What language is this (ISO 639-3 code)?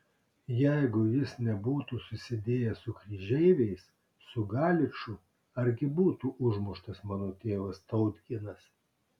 lit